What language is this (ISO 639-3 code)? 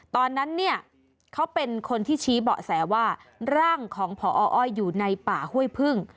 tha